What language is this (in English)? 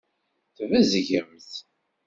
Kabyle